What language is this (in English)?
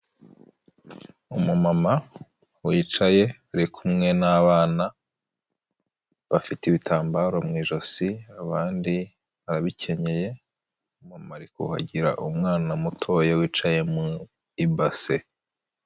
Kinyarwanda